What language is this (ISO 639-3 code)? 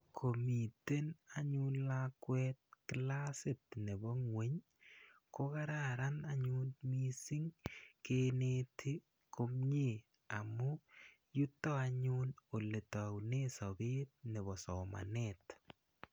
kln